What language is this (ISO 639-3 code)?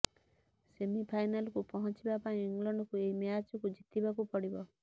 ori